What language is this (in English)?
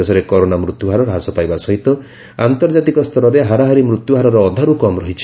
Odia